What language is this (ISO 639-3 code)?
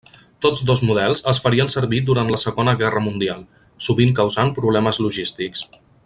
cat